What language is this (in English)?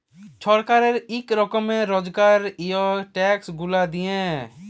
Bangla